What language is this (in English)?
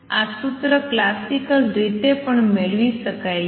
Gujarati